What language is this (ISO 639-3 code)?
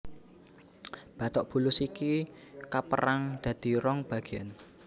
jav